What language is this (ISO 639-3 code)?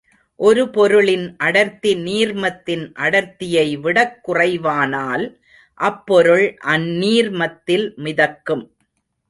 tam